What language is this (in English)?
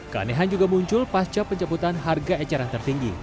Indonesian